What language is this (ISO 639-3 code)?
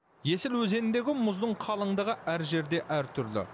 kaz